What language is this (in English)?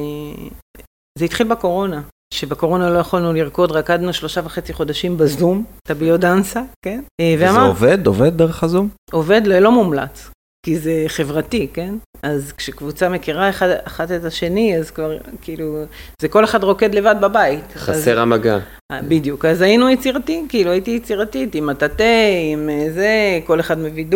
Hebrew